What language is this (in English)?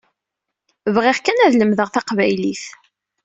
Kabyle